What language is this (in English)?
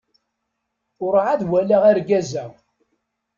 Kabyle